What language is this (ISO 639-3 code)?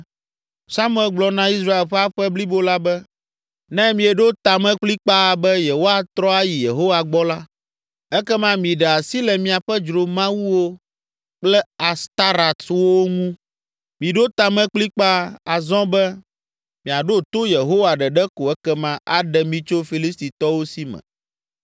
ewe